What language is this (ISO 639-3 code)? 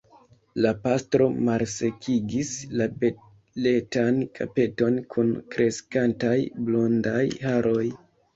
epo